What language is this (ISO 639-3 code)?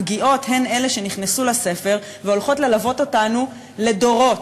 heb